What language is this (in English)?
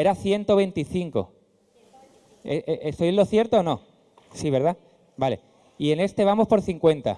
Spanish